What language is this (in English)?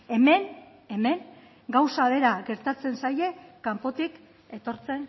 Basque